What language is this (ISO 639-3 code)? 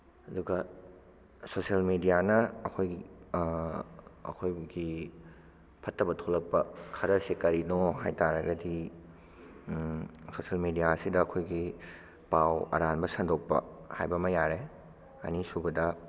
mni